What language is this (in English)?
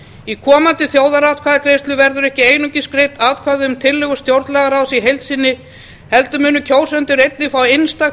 Icelandic